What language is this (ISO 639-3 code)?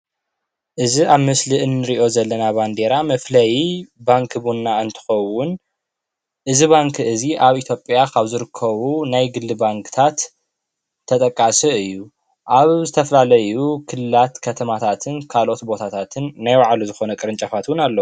tir